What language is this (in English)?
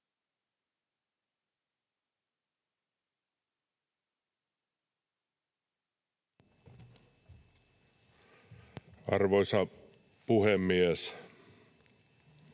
Finnish